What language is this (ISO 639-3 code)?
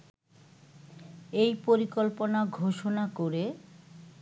ben